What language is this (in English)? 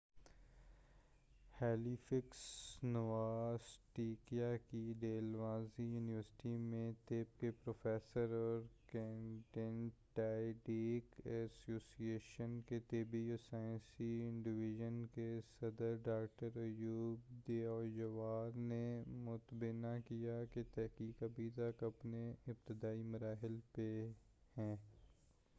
Urdu